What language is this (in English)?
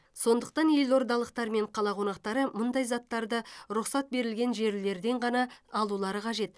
Kazakh